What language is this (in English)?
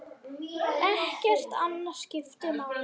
Icelandic